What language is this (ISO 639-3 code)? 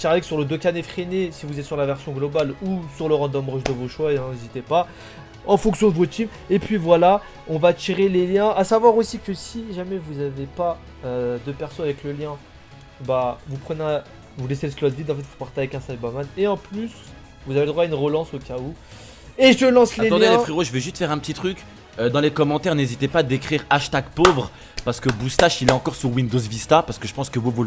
fra